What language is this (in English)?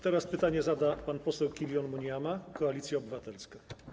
Polish